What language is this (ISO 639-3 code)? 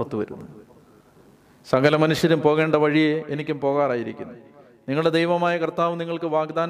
mal